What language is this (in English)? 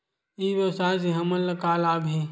Chhattisgarhi